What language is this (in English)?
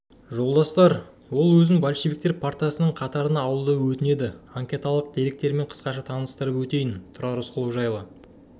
Kazakh